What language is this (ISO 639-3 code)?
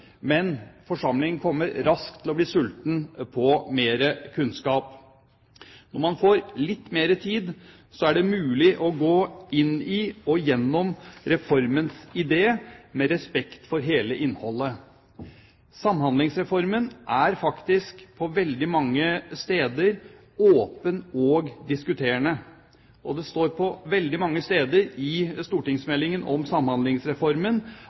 nob